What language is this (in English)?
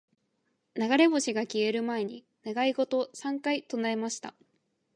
Japanese